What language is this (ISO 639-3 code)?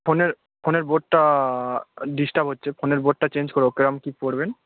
ben